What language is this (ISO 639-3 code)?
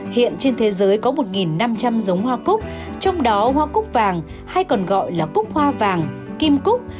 vie